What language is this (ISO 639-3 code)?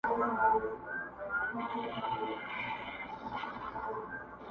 pus